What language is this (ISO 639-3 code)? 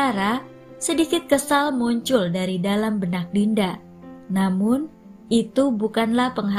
ind